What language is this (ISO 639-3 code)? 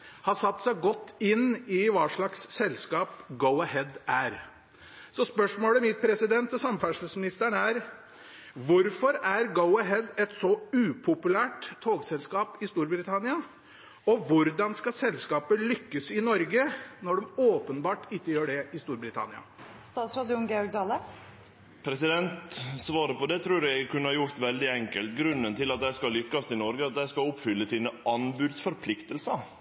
nor